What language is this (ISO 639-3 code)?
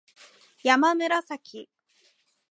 jpn